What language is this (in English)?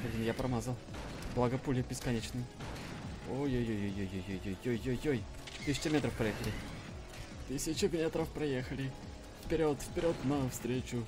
Russian